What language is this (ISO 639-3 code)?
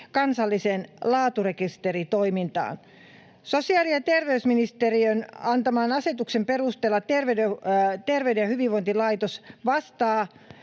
fin